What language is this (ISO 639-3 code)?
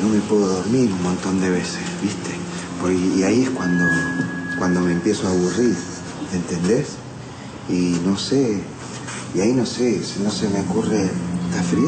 spa